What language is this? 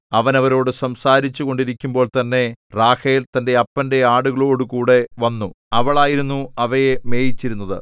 Malayalam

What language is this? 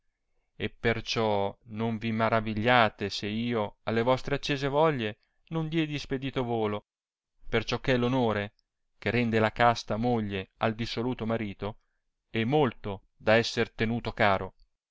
Italian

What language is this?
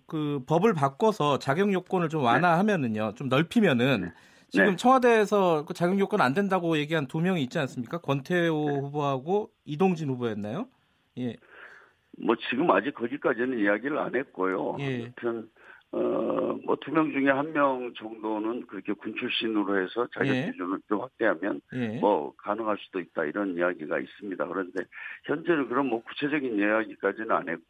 Korean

